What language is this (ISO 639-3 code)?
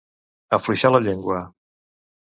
cat